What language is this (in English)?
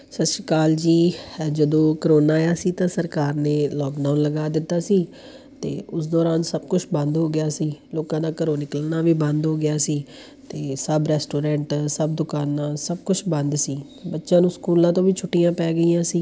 Punjabi